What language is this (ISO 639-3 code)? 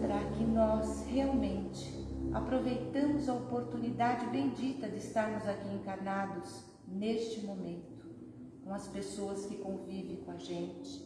por